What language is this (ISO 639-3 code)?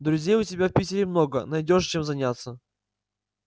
rus